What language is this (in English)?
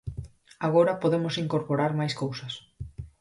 Galician